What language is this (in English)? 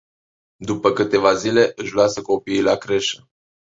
Romanian